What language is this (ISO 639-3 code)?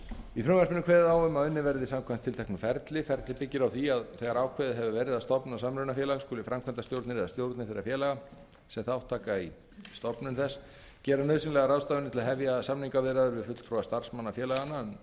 isl